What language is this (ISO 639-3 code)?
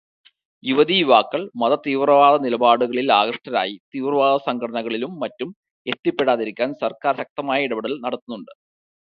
mal